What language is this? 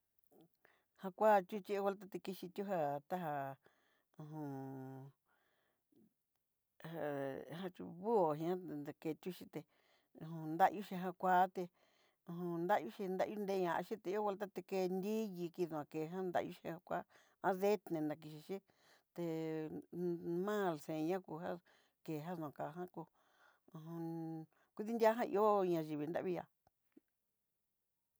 Southeastern Nochixtlán Mixtec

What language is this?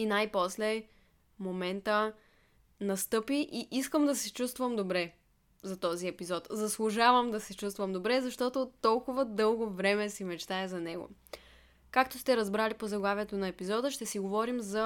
Bulgarian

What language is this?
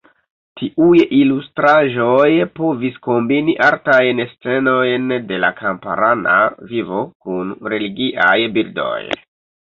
Esperanto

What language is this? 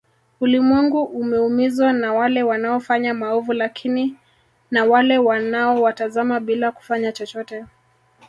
Swahili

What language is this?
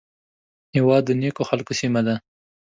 Pashto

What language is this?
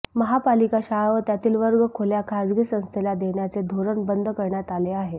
Marathi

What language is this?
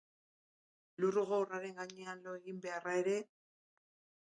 Basque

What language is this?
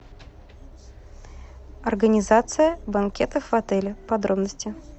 Russian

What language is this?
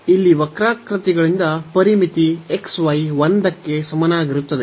Kannada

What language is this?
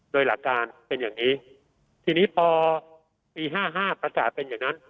Thai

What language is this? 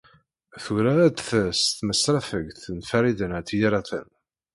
Kabyle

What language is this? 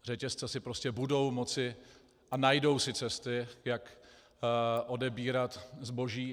Czech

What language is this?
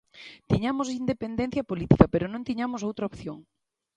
Galician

